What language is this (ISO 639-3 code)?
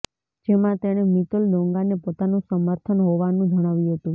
guj